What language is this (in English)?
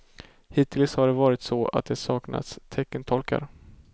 Swedish